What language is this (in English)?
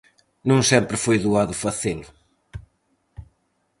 Galician